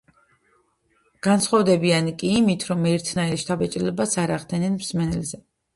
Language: Georgian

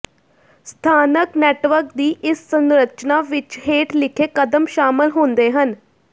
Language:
Punjabi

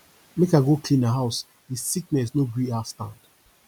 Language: Nigerian Pidgin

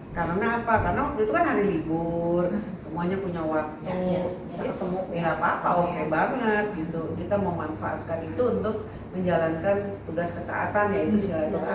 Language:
Indonesian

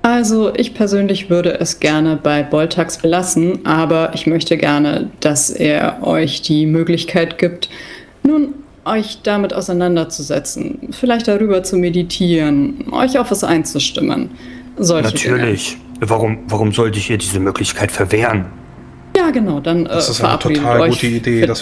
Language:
German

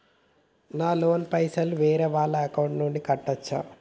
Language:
Telugu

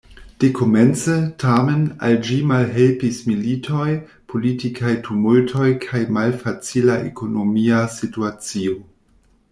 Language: Esperanto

